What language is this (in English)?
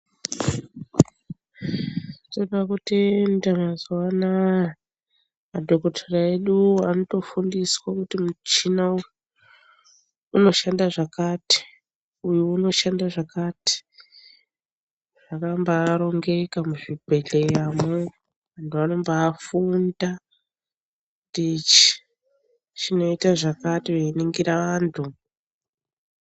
Ndau